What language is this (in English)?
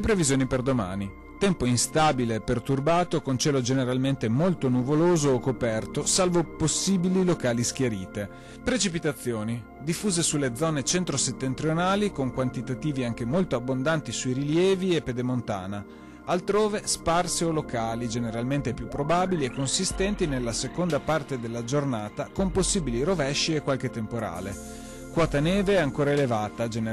Italian